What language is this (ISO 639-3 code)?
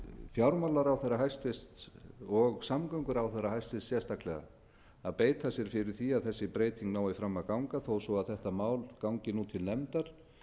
isl